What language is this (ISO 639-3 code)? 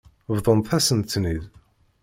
kab